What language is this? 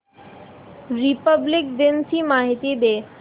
Marathi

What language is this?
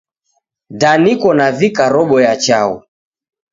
Taita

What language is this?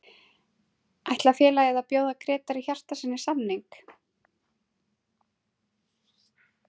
Icelandic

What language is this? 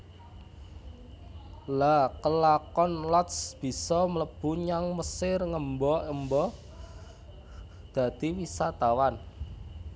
Javanese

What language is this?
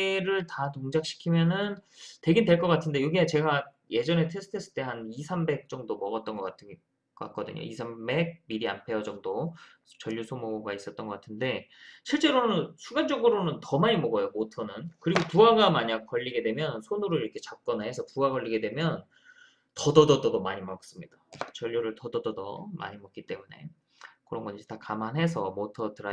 Korean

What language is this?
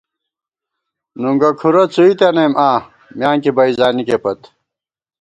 Gawar-Bati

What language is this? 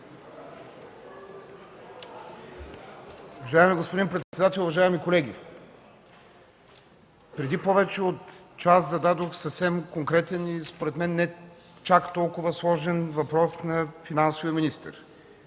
Bulgarian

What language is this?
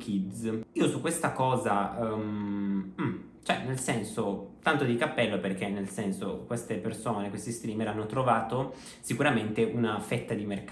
Italian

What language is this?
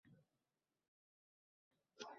Uzbek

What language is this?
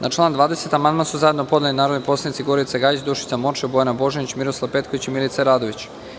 Serbian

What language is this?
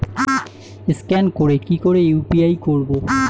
Bangla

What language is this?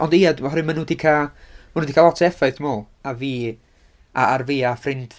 Welsh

